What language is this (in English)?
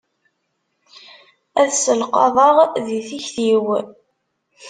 Kabyle